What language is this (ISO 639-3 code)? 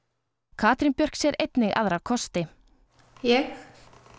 isl